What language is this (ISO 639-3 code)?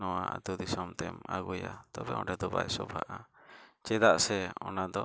sat